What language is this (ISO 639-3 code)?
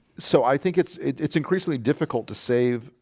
eng